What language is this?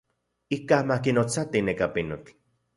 Central Puebla Nahuatl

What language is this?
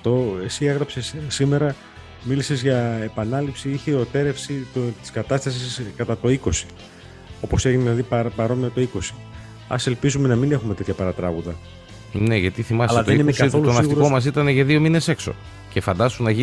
Greek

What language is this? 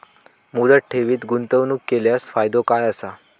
Marathi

